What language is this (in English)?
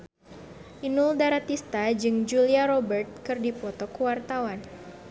Sundanese